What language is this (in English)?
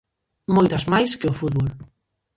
Galician